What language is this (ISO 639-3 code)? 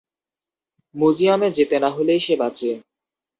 ben